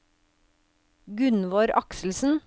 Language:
Norwegian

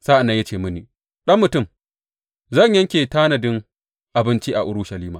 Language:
Hausa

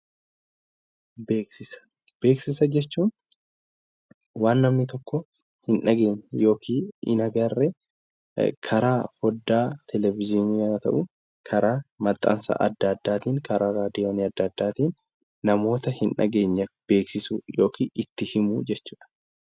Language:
Oromo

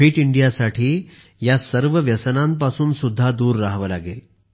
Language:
Marathi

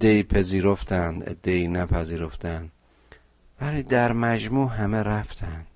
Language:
Persian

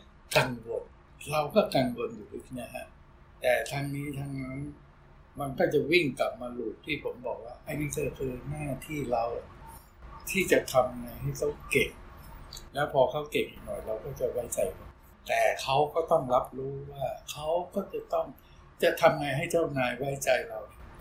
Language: Thai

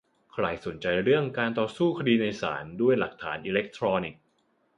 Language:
Thai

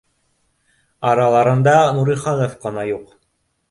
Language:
Bashkir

